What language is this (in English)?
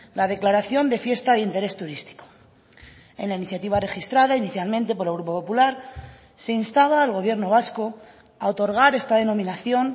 Spanish